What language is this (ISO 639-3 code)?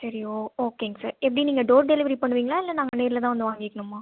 tam